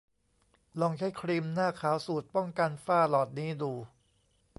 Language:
Thai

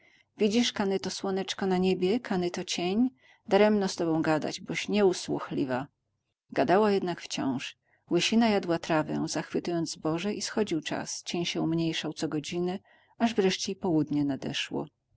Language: Polish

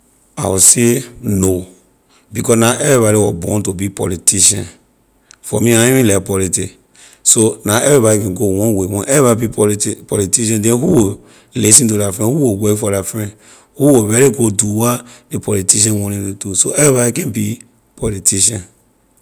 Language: Liberian English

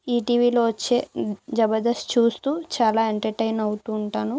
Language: Telugu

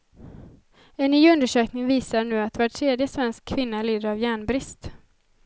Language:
Swedish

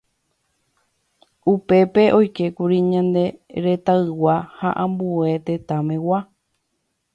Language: Guarani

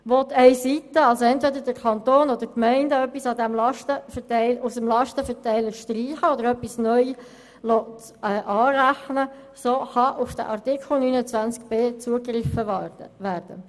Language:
Swiss German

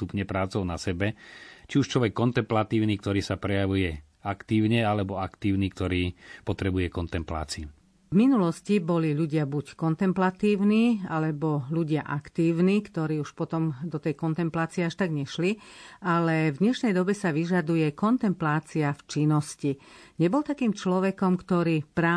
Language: Slovak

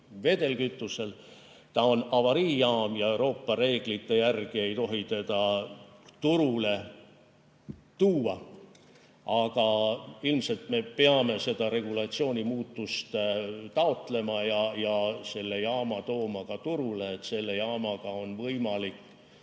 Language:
Estonian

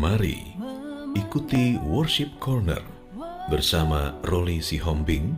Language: Indonesian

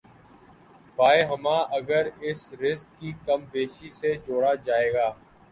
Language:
Urdu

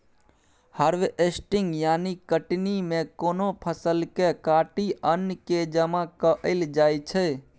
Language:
Maithili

